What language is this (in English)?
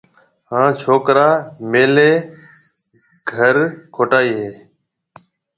Marwari (Pakistan)